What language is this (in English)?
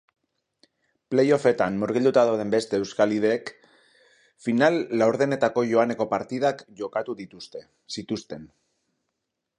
Basque